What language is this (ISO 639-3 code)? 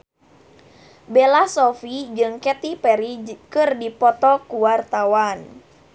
sun